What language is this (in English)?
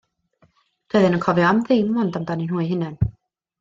Welsh